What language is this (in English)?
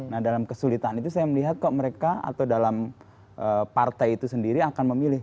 Indonesian